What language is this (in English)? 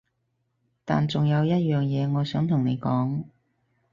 Cantonese